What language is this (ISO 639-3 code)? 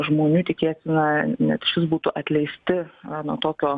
lit